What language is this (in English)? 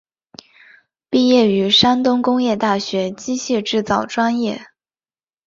Chinese